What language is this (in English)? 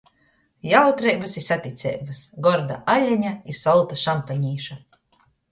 Latgalian